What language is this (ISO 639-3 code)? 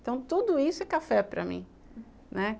por